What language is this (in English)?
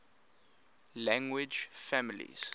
English